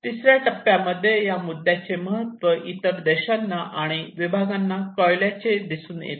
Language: Marathi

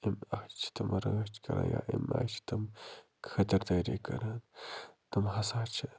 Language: Kashmiri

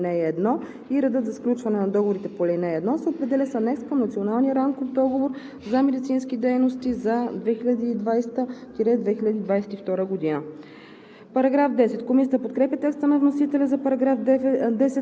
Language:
Bulgarian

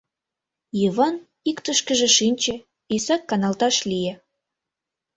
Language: Mari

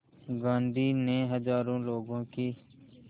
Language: Hindi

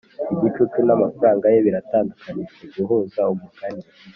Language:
Kinyarwanda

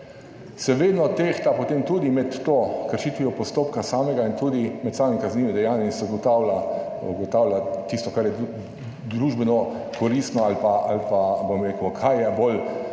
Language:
Slovenian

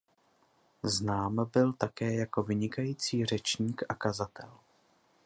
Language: Czech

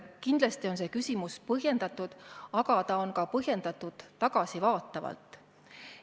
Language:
Estonian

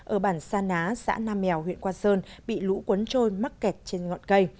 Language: Vietnamese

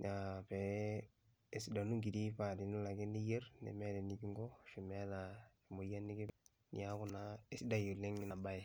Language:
Masai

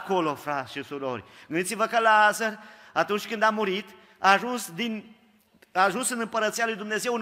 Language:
Romanian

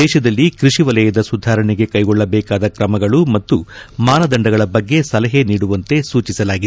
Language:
Kannada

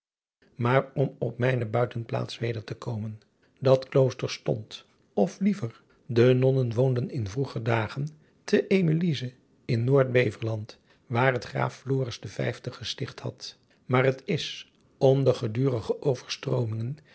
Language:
Dutch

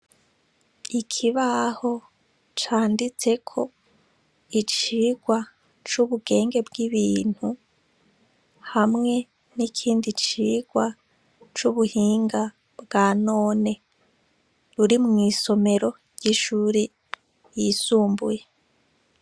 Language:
Rundi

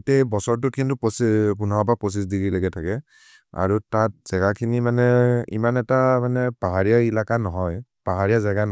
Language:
Maria (India)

